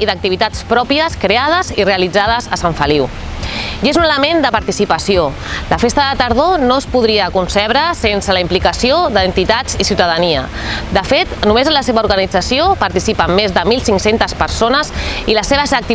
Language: Catalan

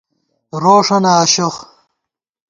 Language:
Gawar-Bati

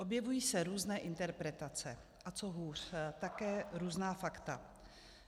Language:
Czech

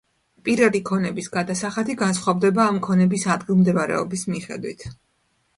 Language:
Georgian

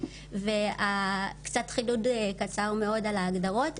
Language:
Hebrew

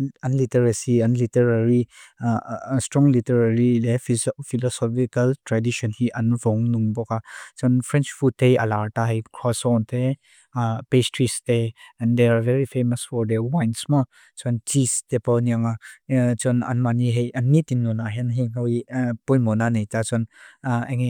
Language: Mizo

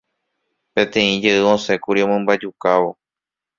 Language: Guarani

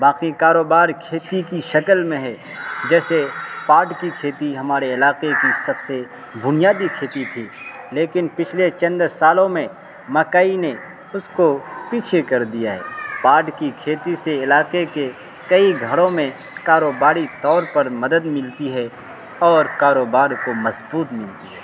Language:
Urdu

